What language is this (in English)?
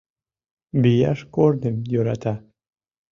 Mari